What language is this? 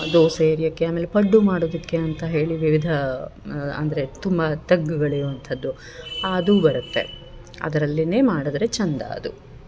Kannada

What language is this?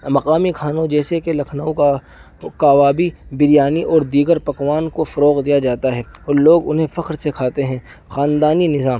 Urdu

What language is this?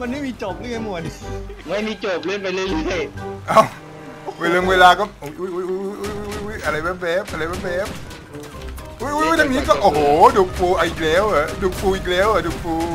Thai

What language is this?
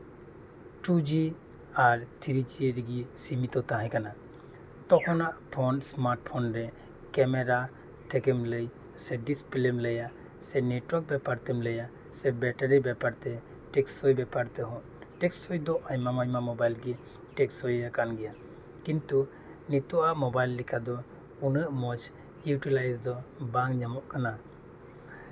Santali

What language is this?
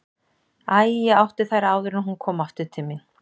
Icelandic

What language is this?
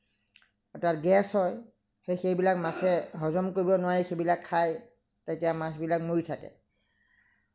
Assamese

